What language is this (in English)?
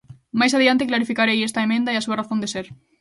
Galician